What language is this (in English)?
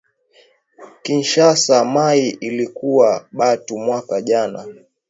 Swahili